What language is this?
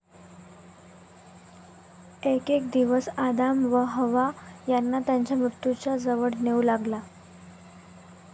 Marathi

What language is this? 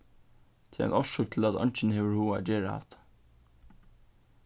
Faroese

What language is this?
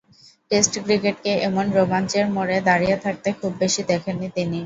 Bangla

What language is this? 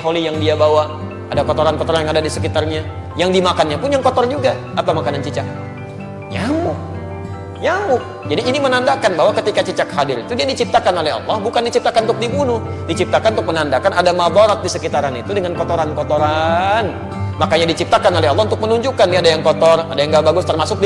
Indonesian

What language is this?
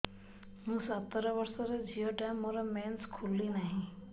Odia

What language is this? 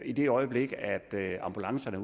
Danish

